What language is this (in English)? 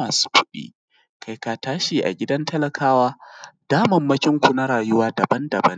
Hausa